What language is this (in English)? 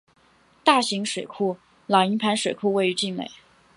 Chinese